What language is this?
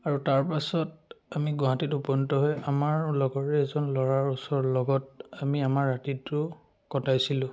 Assamese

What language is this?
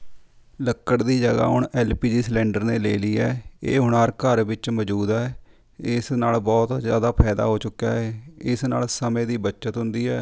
Punjabi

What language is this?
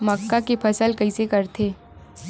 Chhattisgarhi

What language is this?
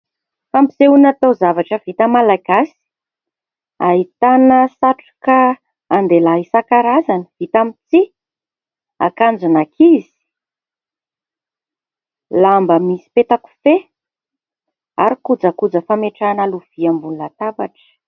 Malagasy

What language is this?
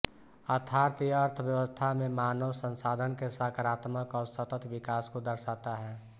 Hindi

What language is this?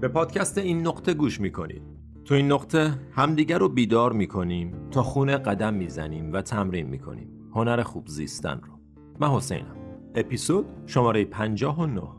Persian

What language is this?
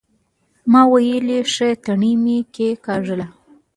Pashto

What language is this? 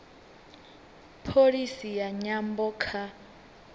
Venda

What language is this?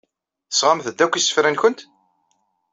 Kabyle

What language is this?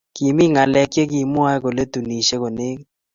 Kalenjin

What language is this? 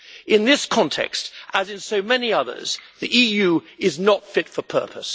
English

